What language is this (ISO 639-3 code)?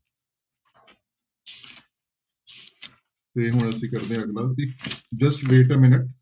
pan